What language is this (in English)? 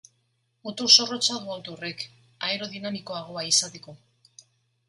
Basque